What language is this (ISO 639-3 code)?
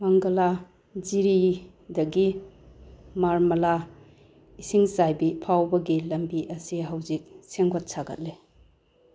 mni